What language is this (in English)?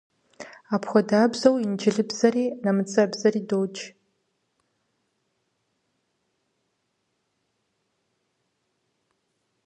Kabardian